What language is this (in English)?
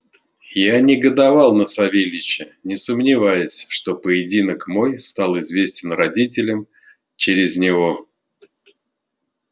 Russian